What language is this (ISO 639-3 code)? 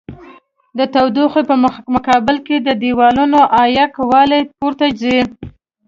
pus